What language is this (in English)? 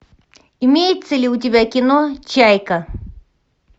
Russian